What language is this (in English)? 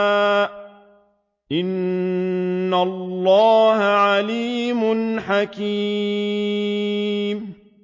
Arabic